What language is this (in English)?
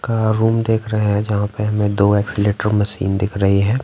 Hindi